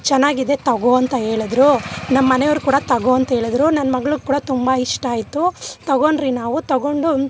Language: Kannada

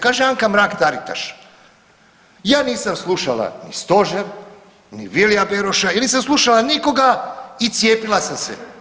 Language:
Croatian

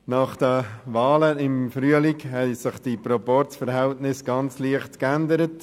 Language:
Swiss German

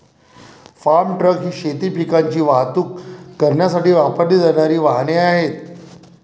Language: Marathi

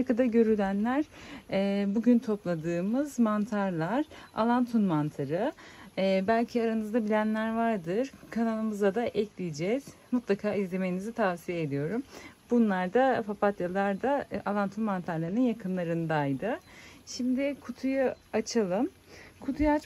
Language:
Turkish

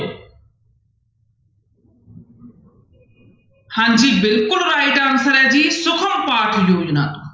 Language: Punjabi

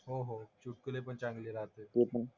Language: Marathi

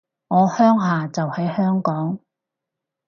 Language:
Cantonese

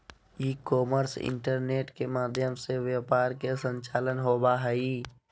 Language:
Magahi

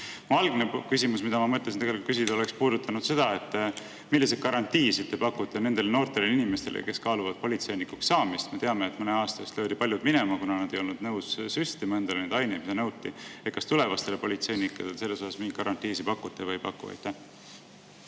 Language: Estonian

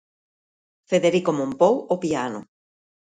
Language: Galician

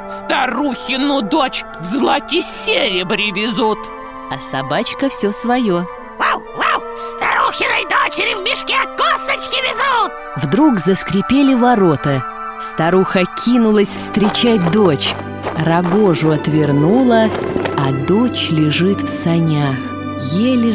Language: Russian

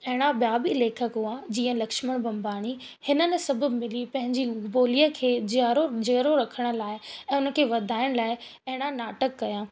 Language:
Sindhi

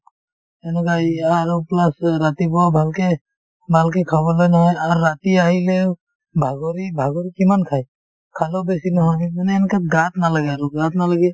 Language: Assamese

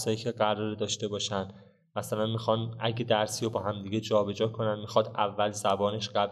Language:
Persian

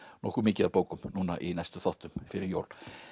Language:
Icelandic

